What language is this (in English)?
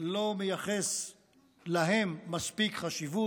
Hebrew